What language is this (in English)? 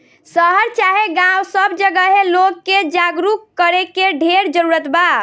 Bhojpuri